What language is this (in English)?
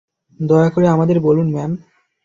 Bangla